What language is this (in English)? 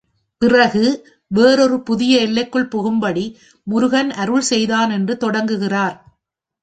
Tamil